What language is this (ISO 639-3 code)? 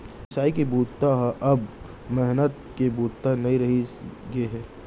hne